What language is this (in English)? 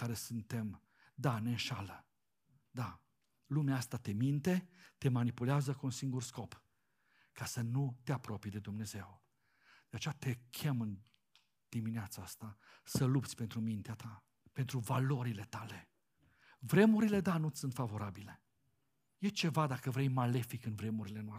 Romanian